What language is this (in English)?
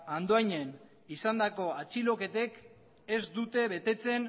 Basque